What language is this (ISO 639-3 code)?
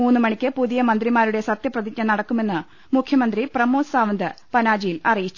mal